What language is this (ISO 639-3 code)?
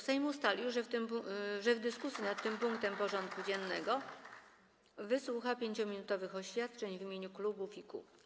pol